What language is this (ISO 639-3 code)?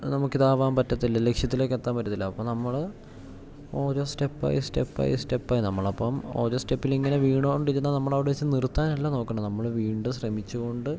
mal